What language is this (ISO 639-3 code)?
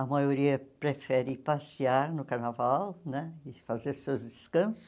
por